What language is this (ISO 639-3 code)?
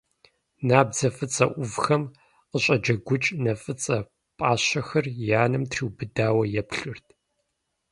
kbd